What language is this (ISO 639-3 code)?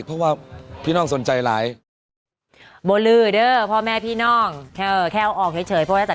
tha